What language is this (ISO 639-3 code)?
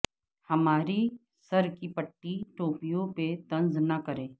urd